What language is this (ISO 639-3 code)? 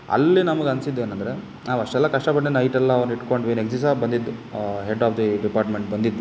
kan